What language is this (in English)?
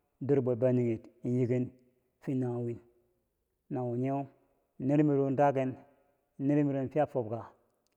Bangwinji